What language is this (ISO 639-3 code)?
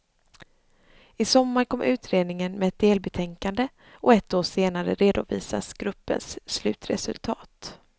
swe